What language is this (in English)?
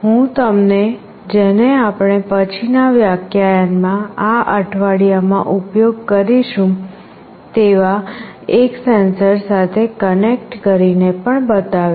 Gujarati